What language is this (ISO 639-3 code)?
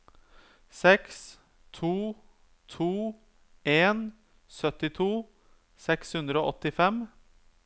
nor